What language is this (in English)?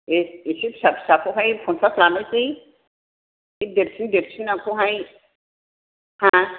Bodo